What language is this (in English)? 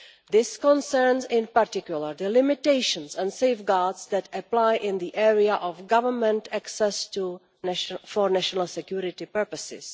English